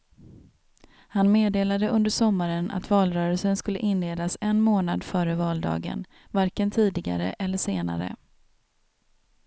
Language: Swedish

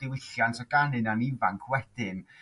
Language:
Welsh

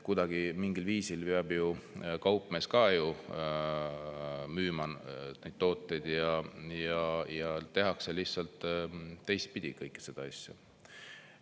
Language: Estonian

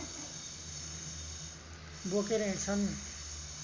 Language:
Nepali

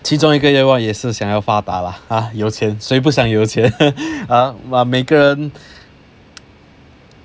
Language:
English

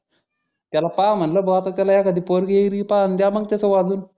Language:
Marathi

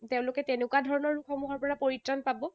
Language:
Assamese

